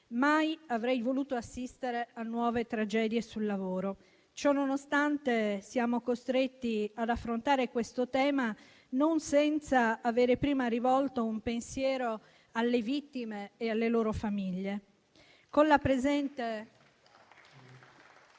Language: Italian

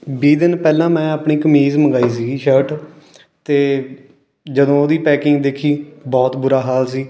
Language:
Punjabi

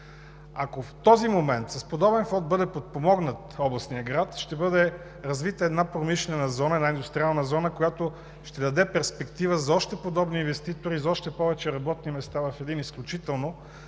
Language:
Bulgarian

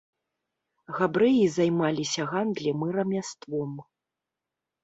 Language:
Belarusian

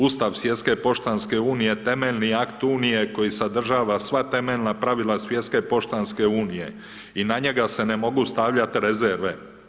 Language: Croatian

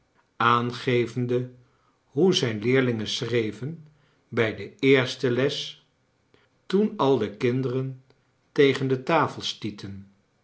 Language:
Dutch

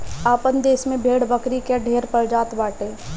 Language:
Bhojpuri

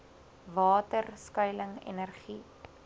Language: Afrikaans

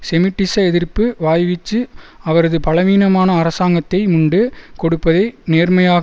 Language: Tamil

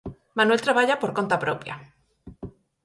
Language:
Galician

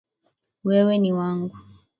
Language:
Swahili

